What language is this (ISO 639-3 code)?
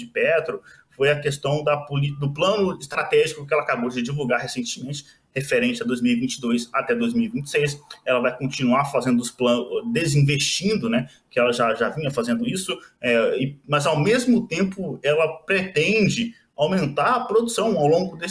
por